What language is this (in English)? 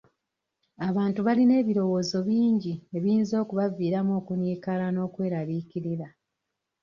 Ganda